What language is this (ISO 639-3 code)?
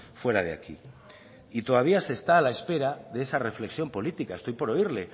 spa